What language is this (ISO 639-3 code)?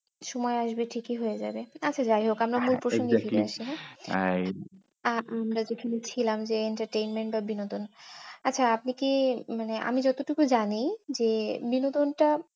ben